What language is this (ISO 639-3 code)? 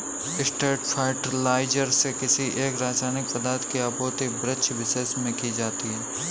hin